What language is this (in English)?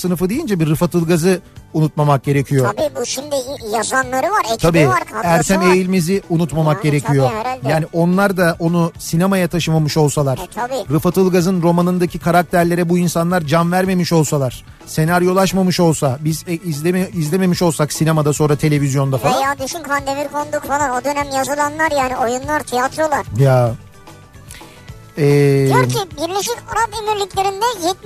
Turkish